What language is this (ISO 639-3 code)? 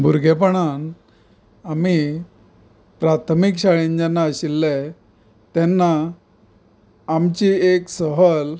kok